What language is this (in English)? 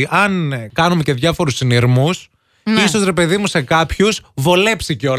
Greek